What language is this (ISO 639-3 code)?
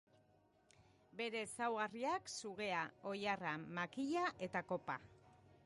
eus